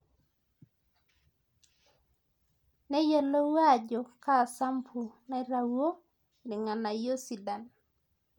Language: Masai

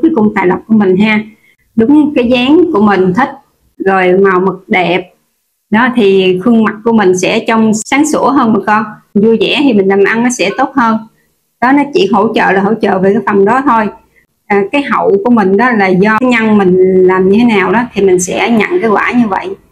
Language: Vietnamese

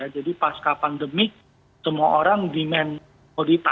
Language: Indonesian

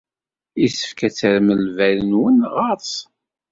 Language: Kabyle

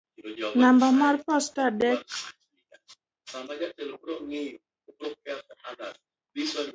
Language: Luo (Kenya and Tanzania)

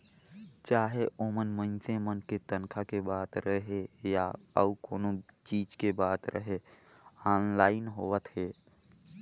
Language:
Chhattisgarhi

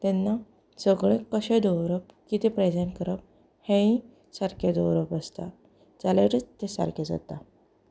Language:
Konkani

